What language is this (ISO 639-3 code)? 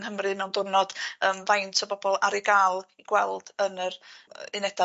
cym